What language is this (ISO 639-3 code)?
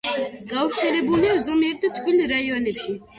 kat